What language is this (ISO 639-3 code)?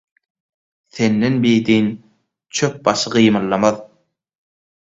tuk